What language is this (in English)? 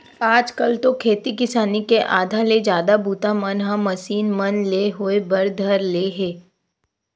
Chhattisgarhi